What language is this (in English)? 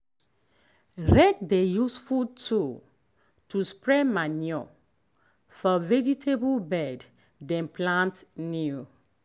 Nigerian Pidgin